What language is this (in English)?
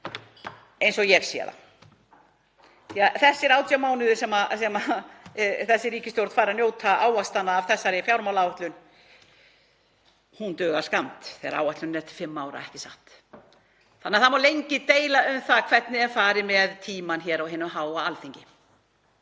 Icelandic